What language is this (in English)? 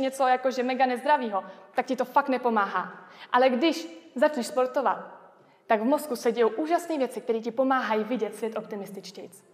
Czech